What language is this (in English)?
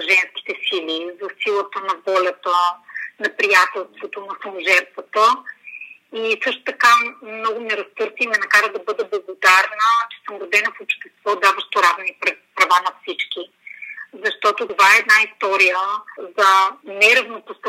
Bulgarian